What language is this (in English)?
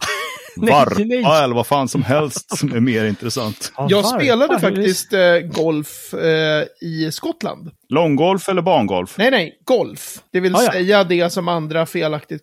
Swedish